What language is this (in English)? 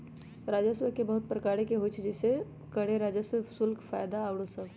Magahi